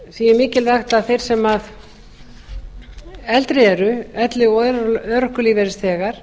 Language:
Icelandic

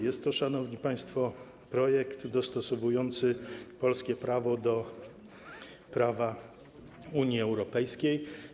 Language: Polish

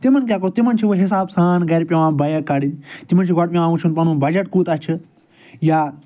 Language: Kashmiri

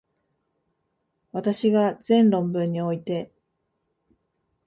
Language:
Japanese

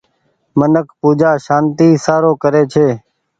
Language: Goaria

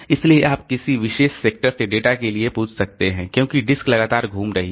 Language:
Hindi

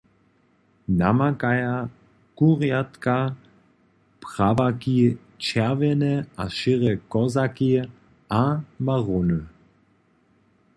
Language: Upper Sorbian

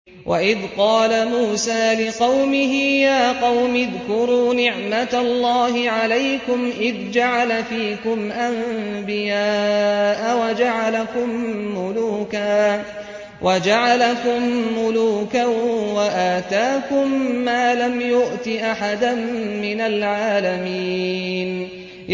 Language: Arabic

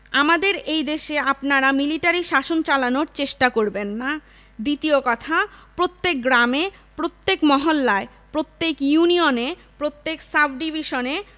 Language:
Bangla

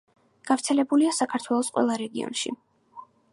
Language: Georgian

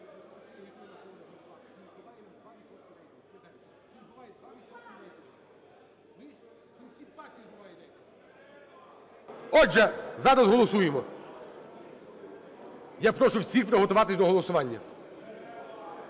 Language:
Ukrainian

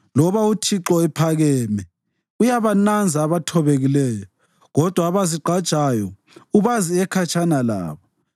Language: North Ndebele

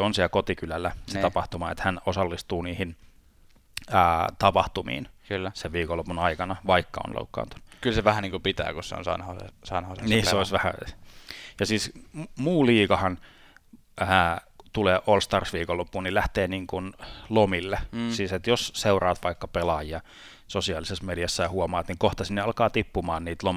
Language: Finnish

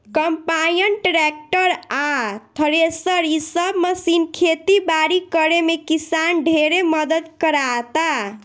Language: Bhojpuri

